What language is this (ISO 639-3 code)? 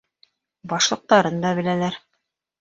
bak